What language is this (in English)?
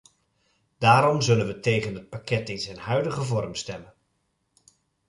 Dutch